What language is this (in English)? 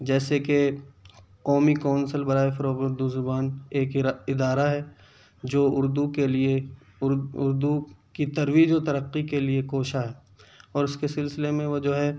Urdu